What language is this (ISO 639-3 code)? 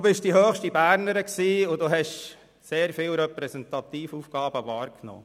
gsw